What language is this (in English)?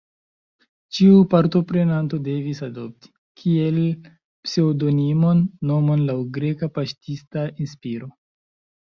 Esperanto